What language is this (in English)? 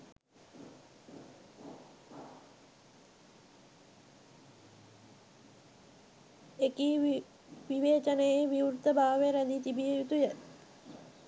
Sinhala